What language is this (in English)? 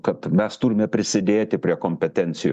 Lithuanian